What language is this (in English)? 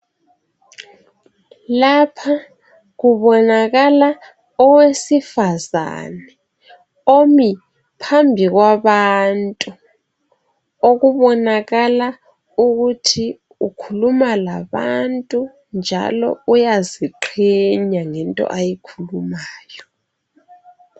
North Ndebele